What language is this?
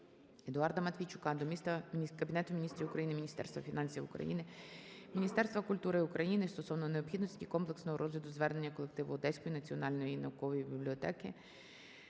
Ukrainian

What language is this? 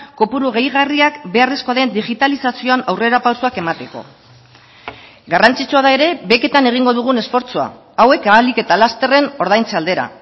Basque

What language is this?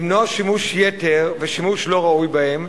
Hebrew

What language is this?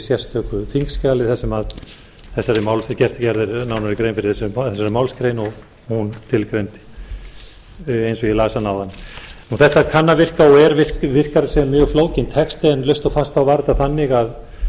Icelandic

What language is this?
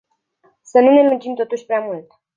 Romanian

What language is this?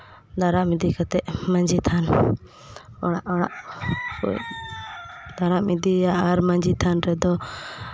Santali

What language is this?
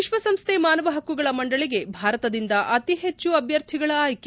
Kannada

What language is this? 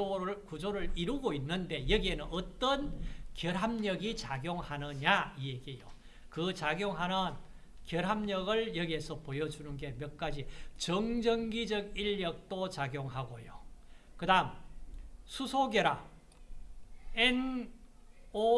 Korean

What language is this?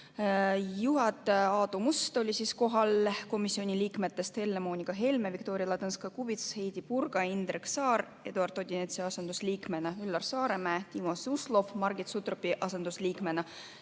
Estonian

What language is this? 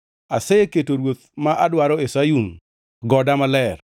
Luo (Kenya and Tanzania)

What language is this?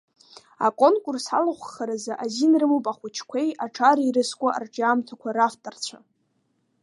Abkhazian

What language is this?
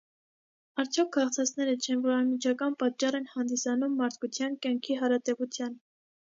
Armenian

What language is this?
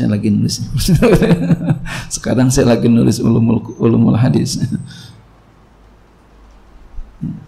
Indonesian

